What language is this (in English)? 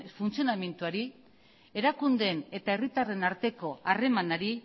Basque